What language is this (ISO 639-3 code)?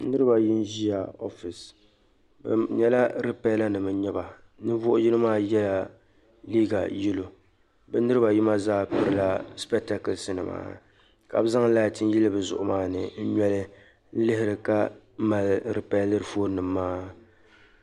dag